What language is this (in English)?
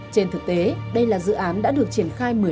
Vietnamese